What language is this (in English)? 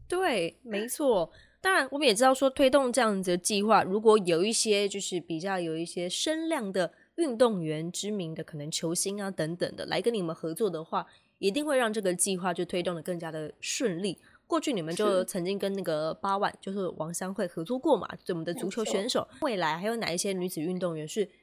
Chinese